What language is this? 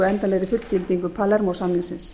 Icelandic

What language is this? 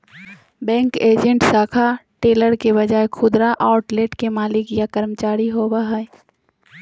Magahi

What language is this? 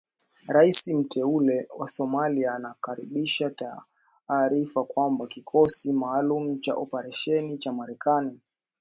Swahili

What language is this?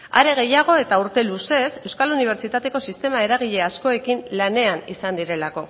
Basque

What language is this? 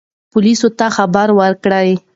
Pashto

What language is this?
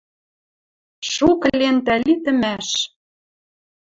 Western Mari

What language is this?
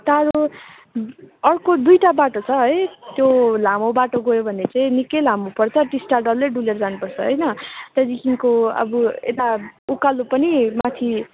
Nepali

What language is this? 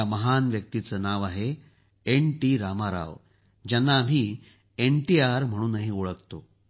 Marathi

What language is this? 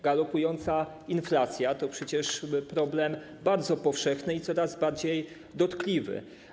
Polish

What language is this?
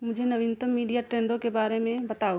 Hindi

